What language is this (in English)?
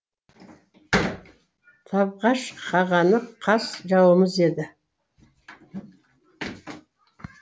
Kazakh